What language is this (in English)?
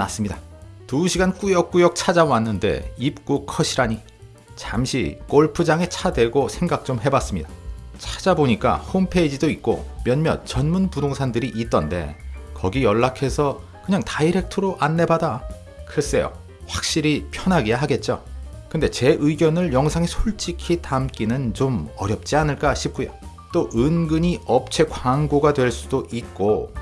Korean